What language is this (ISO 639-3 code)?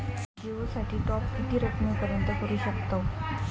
mar